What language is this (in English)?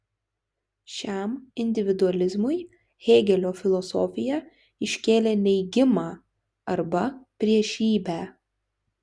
Lithuanian